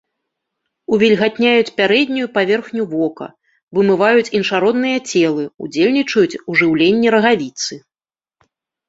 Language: Belarusian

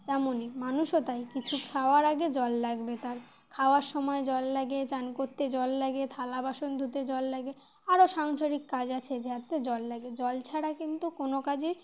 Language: Bangla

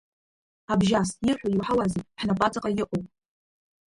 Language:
Abkhazian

